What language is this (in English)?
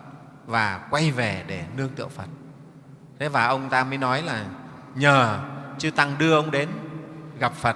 Vietnamese